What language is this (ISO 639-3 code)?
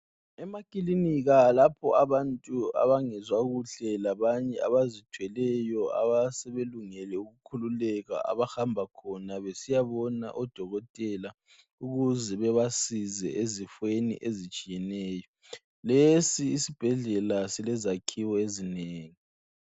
nde